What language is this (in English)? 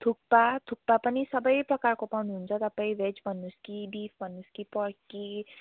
Nepali